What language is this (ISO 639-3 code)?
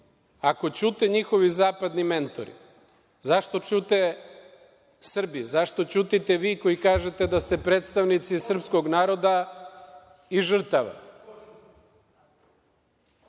srp